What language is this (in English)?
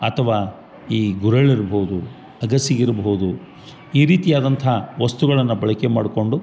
Kannada